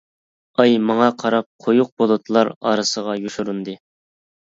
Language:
Uyghur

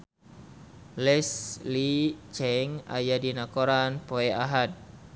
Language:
Sundanese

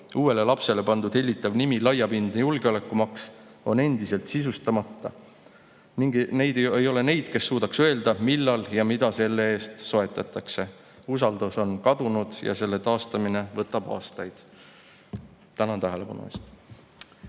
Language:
Estonian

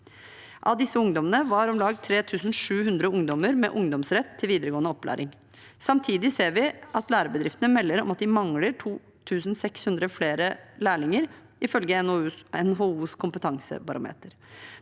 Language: Norwegian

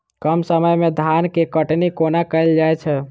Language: Maithili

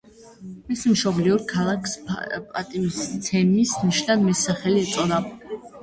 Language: Georgian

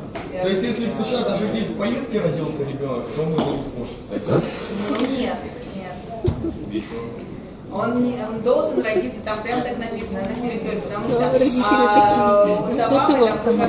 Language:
Russian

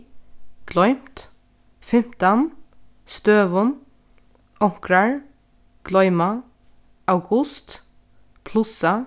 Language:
Faroese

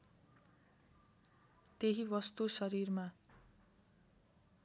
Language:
Nepali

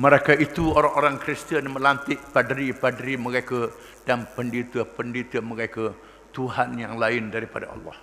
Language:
Malay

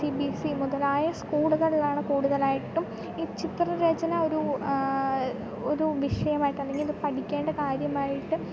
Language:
Malayalam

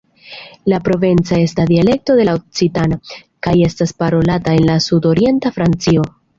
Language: Esperanto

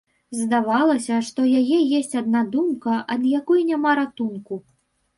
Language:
Belarusian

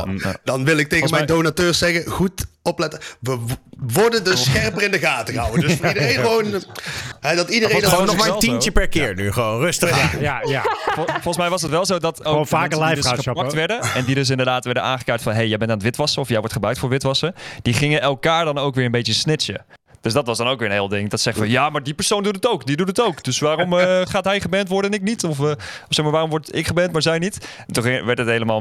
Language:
Dutch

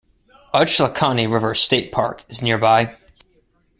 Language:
English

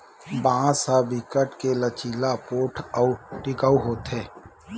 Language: Chhattisgarhi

